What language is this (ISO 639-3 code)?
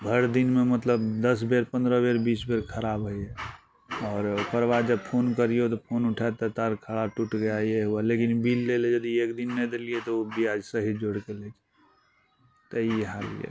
mai